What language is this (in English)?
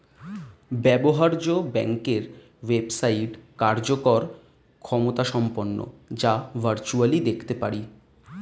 Bangla